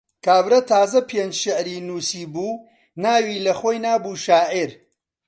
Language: Central Kurdish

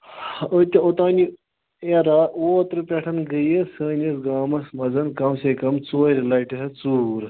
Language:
Kashmiri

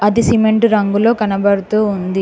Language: Telugu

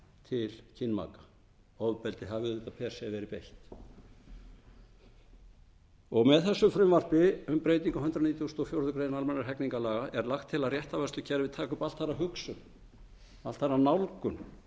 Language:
Icelandic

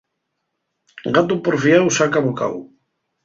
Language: Asturian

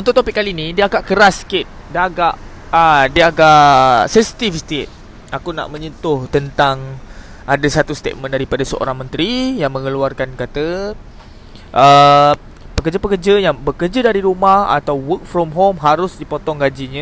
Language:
Malay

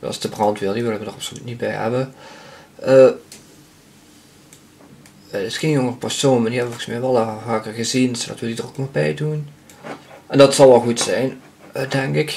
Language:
Dutch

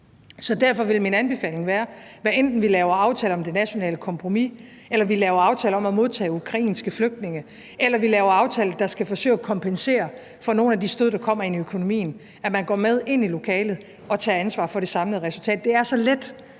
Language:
Danish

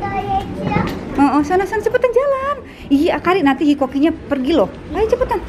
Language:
Indonesian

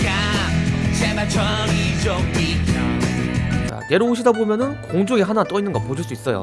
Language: Korean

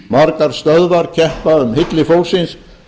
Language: Icelandic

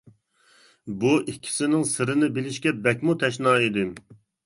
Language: Uyghur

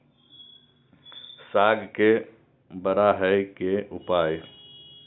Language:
Maithili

